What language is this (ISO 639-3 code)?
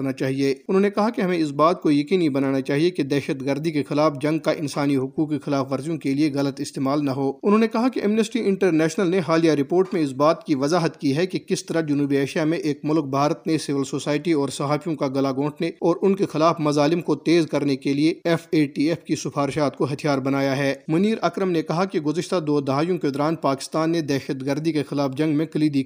urd